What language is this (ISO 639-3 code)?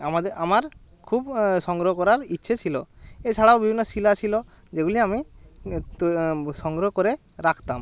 ben